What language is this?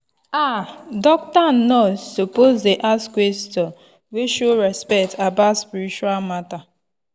Nigerian Pidgin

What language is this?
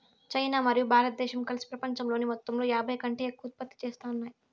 Telugu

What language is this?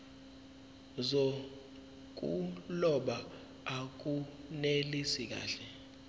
Zulu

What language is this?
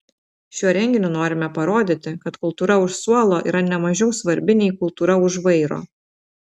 Lithuanian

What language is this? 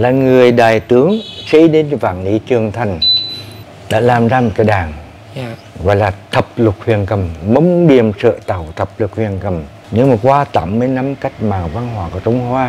Vietnamese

